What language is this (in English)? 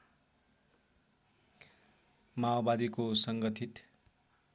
Nepali